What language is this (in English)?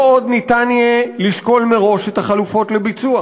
Hebrew